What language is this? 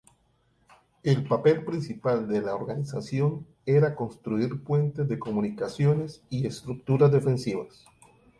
Spanish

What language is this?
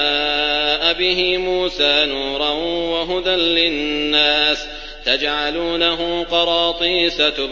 Arabic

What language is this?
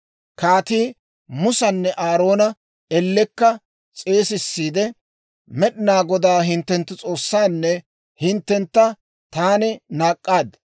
Dawro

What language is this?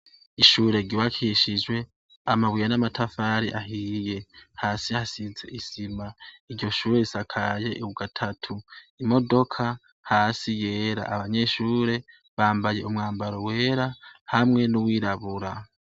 Rundi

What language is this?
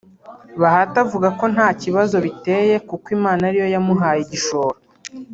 Kinyarwanda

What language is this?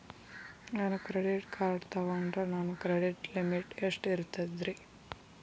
Kannada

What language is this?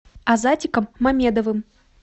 Russian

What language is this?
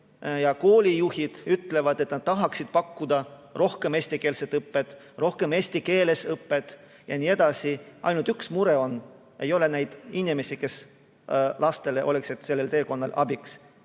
Estonian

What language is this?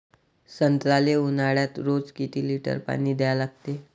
Marathi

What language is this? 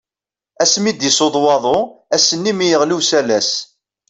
Kabyle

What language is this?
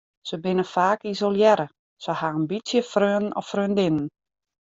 Western Frisian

